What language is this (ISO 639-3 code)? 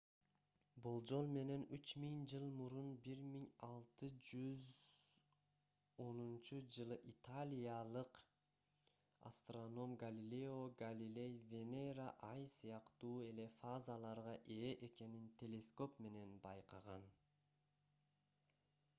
kir